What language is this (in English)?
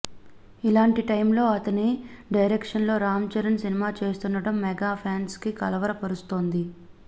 Telugu